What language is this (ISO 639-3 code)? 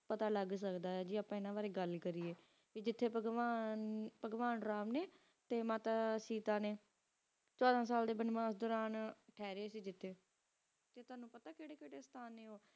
pan